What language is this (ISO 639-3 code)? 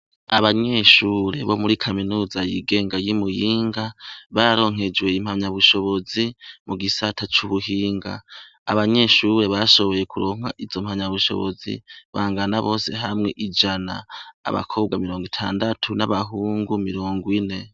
run